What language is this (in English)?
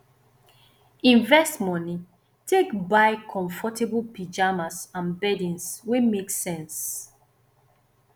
Nigerian Pidgin